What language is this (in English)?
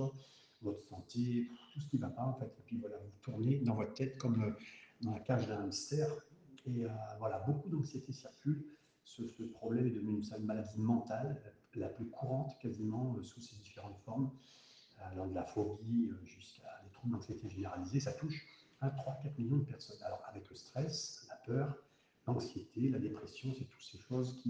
French